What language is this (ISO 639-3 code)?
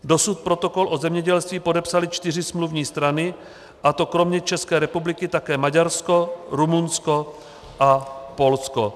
ces